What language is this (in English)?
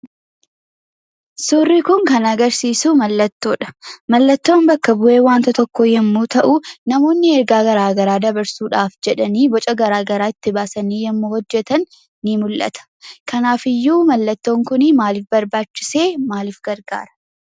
Oromo